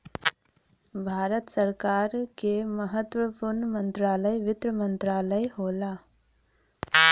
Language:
Bhojpuri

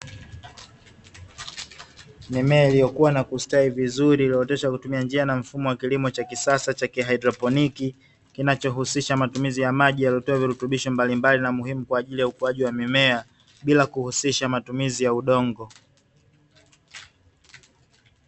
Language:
Swahili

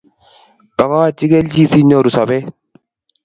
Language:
Kalenjin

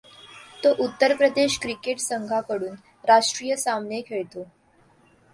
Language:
Marathi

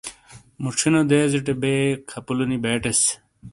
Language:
Shina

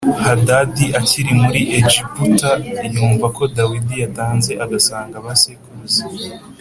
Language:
Kinyarwanda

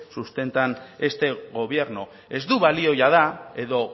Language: Basque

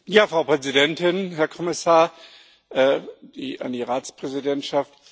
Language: German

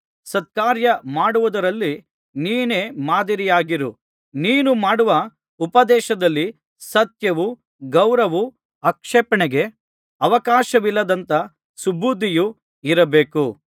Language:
Kannada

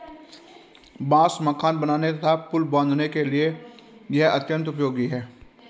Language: Hindi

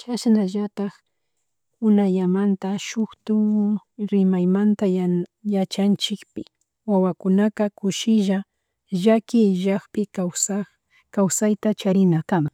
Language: Chimborazo Highland Quichua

